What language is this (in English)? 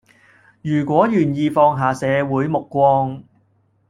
Cantonese